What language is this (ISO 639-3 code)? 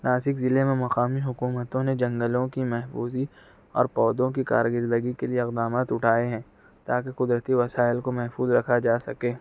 urd